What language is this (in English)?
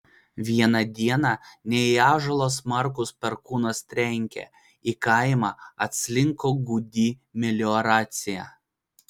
Lithuanian